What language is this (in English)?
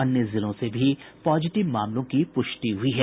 Hindi